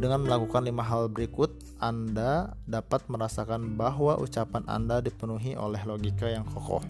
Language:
Indonesian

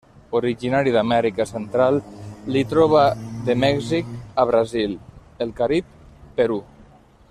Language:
Catalan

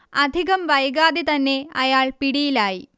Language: Malayalam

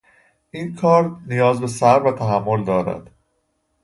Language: Persian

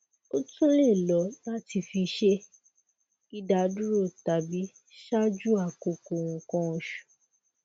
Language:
Yoruba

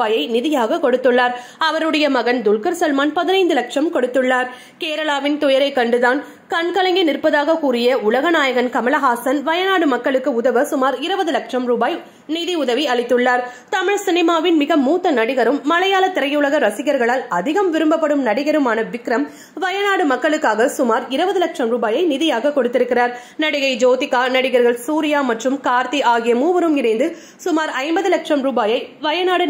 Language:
Tamil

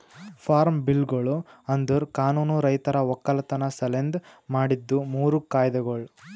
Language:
Kannada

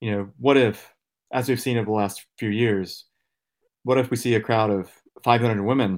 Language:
Finnish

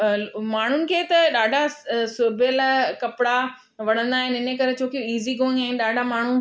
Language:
Sindhi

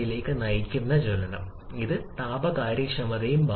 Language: Malayalam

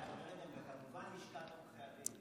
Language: Hebrew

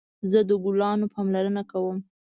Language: Pashto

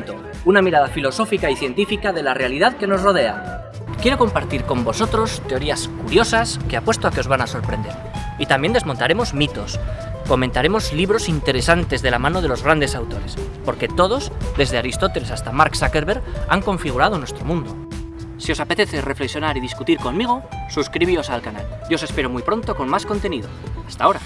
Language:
Spanish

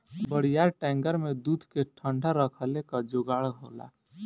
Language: Bhojpuri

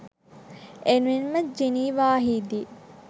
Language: Sinhala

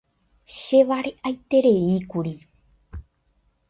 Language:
Guarani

